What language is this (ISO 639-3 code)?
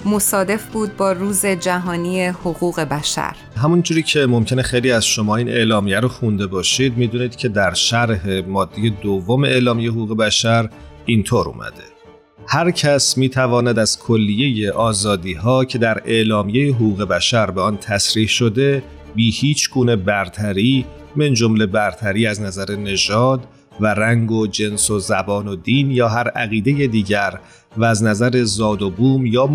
fas